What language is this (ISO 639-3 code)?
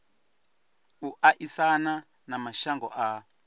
ven